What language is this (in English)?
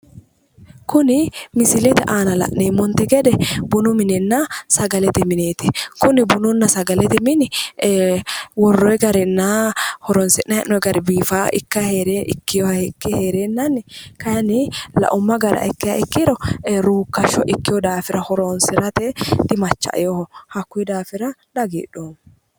Sidamo